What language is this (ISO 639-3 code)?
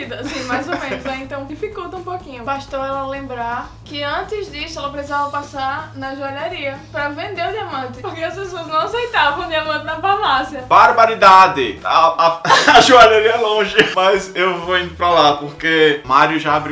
por